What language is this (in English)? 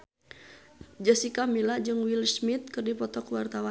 Sundanese